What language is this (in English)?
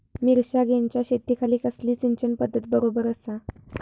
Marathi